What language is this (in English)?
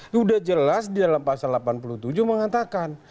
Indonesian